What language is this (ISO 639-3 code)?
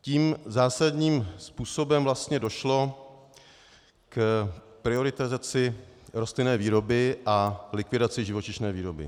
ces